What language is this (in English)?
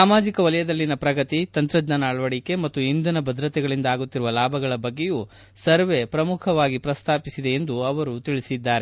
Kannada